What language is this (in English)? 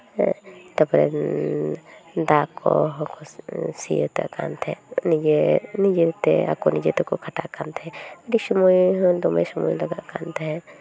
Santali